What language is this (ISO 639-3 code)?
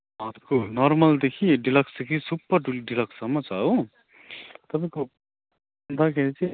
nep